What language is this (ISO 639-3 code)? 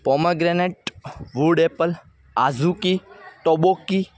guj